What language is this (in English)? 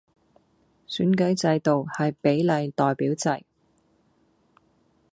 Cantonese